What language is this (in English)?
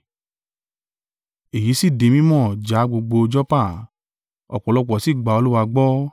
Yoruba